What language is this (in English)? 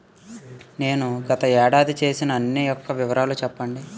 Telugu